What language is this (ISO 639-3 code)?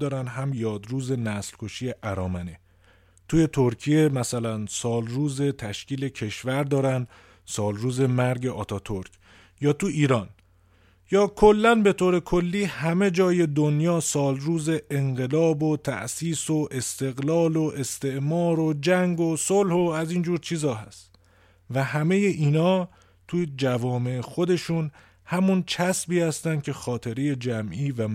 fas